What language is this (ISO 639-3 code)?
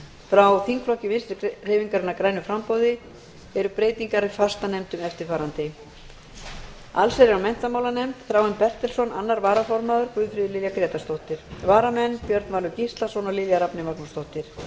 isl